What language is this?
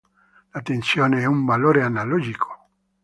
Italian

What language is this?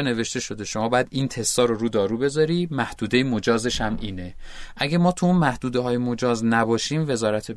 Persian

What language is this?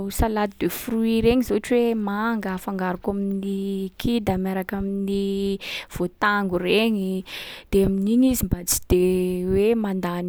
Sakalava Malagasy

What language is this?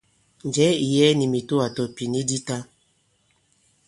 Bankon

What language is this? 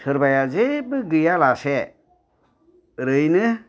Bodo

